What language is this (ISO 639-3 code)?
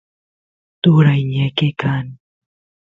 qus